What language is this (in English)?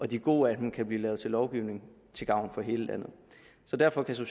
Danish